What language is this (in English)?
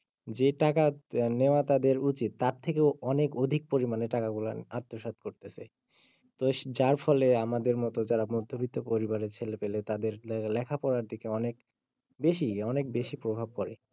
Bangla